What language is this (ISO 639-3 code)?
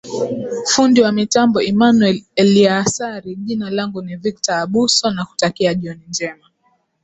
swa